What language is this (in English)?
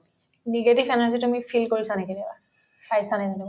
Assamese